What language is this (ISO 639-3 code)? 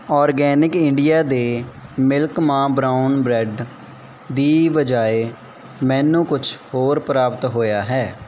pan